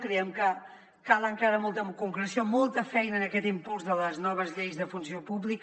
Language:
Catalan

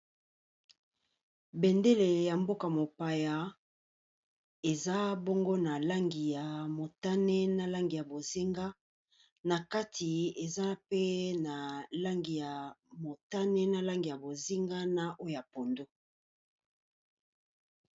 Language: Lingala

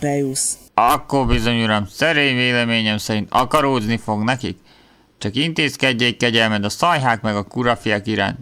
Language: Hungarian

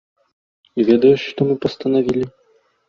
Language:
Belarusian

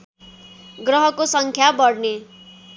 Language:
Nepali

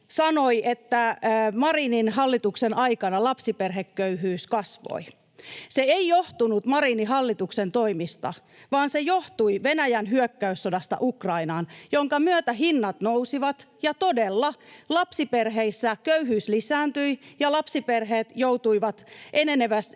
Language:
Finnish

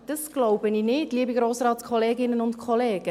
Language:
Swiss German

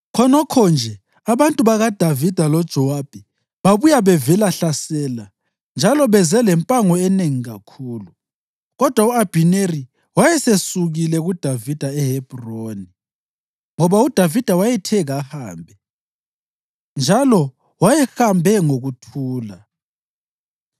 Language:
North Ndebele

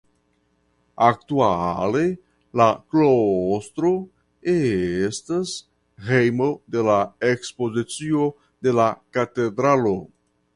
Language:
Esperanto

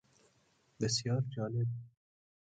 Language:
Persian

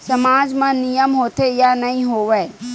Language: Chhattisgarhi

